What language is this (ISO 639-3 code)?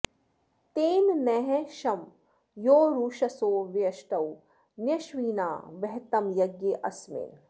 san